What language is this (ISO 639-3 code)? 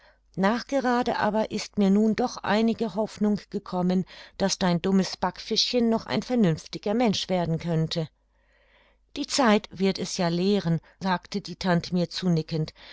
deu